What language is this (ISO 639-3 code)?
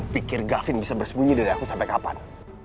ind